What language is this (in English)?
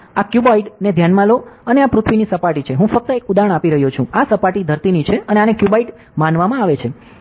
Gujarati